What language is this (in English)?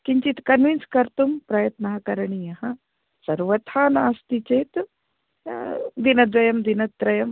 Sanskrit